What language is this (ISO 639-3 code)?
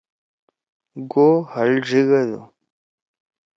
trw